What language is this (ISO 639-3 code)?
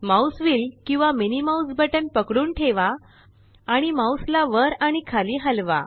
mar